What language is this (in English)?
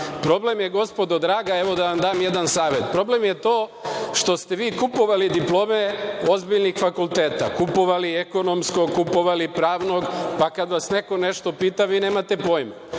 Serbian